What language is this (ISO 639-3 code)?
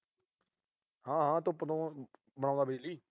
pan